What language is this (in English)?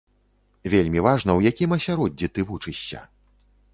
Belarusian